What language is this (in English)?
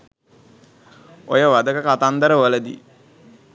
Sinhala